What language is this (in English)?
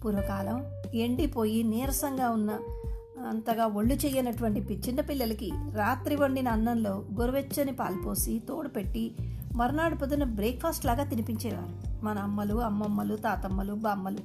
Telugu